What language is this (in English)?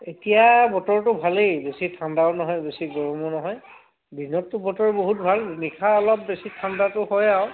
Assamese